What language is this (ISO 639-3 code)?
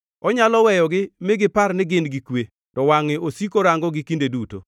luo